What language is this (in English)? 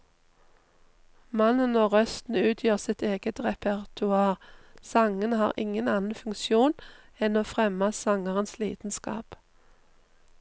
Norwegian